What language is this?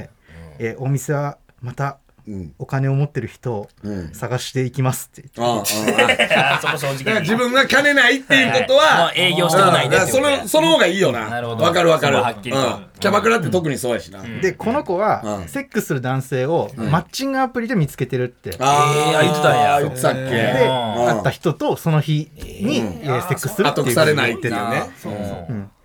Japanese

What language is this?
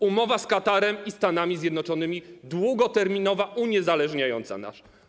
Polish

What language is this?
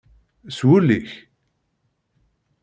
Kabyle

